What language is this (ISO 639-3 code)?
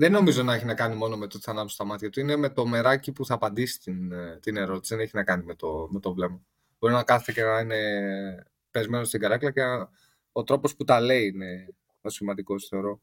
ell